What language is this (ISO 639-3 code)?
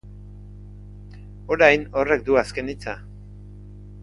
eus